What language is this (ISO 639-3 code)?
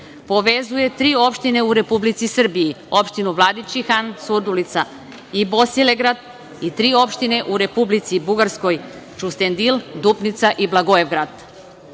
srp